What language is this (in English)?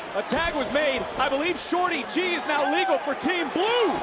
English